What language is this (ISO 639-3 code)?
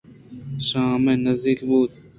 bgp